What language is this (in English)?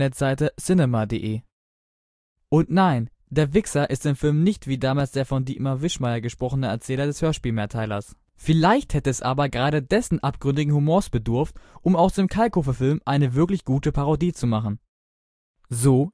German